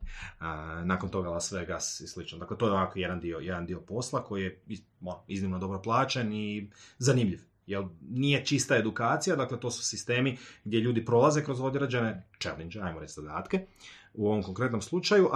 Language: Croatian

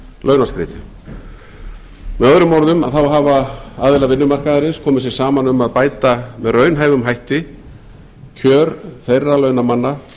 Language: Icelandic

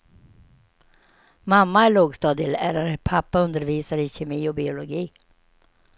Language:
Swedish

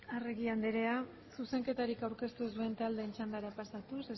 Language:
Basque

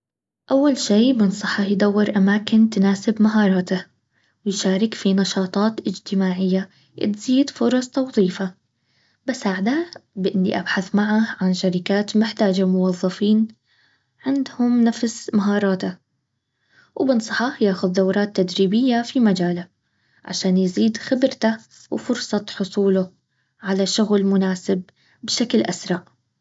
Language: Baharna Arabic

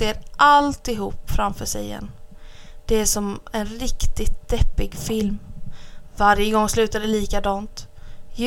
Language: Swedish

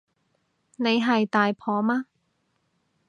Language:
Cantonese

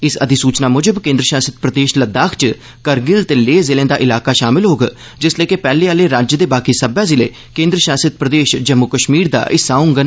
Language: Dogri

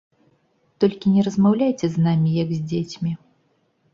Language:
Belarusian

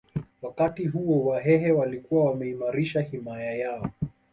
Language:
Swahili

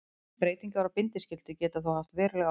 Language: Icelandic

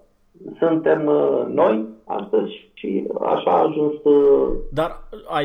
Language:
Romanian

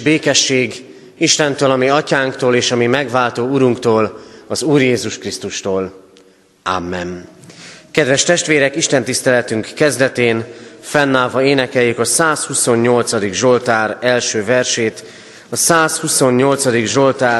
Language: Hungarian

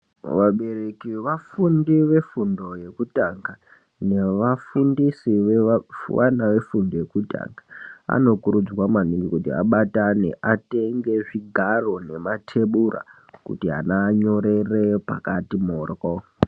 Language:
Ndau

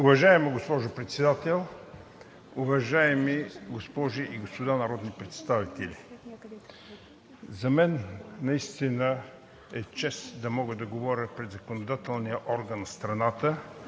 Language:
Bulgarian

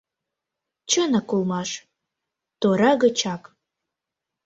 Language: Mari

